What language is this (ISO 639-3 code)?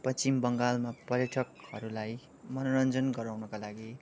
nep